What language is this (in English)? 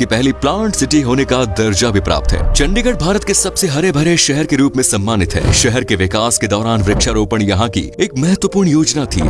Hindi